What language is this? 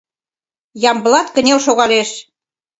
Mari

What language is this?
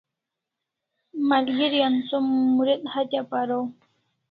Kalasha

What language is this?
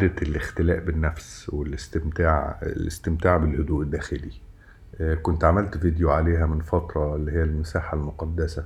Arabic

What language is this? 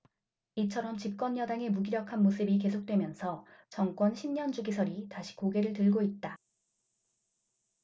Korean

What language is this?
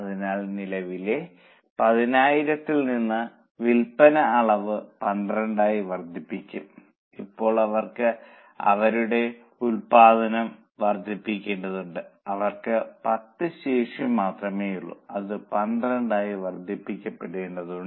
Malayalam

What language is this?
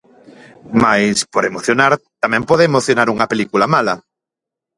Galician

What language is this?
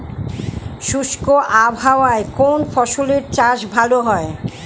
Bangla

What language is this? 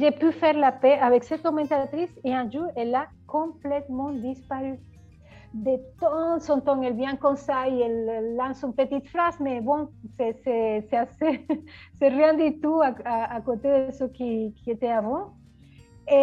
French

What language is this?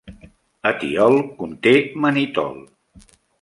Catalan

